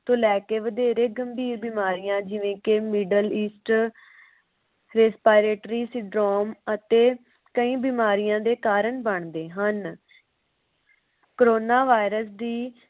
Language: Punjabi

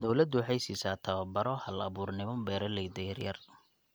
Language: Somali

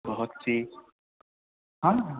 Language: Urdu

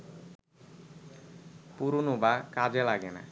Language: Bangla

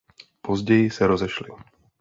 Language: Czech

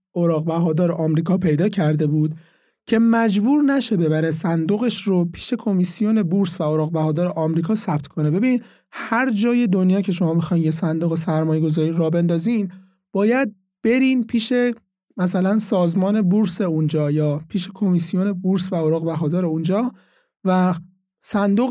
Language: Persian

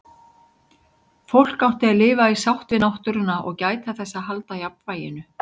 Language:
Icelandic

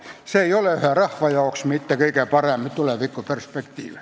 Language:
Estonian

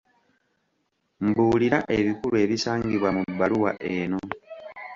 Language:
Ganda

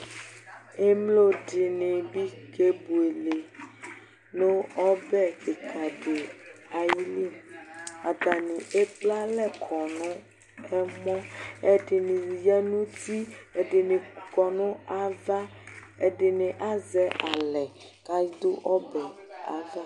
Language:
Ikposo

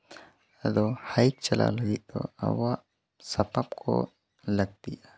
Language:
Santali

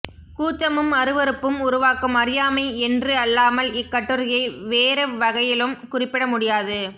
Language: Tamil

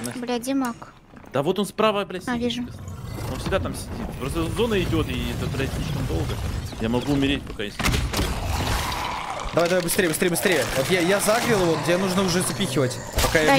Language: Russian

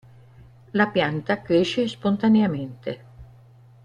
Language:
Italian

